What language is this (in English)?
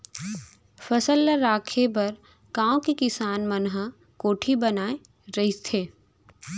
Chhattisgarhi